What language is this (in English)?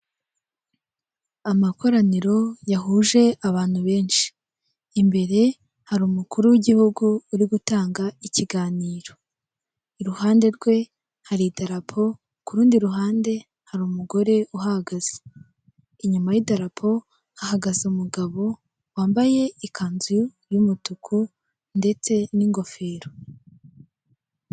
Kinyarwanda